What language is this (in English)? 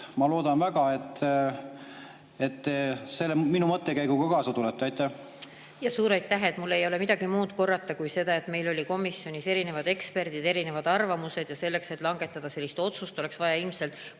Estonian